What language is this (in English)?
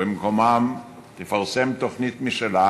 Hebrew